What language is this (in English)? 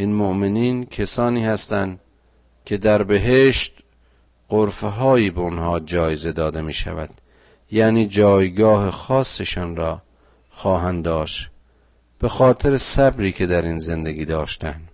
Persian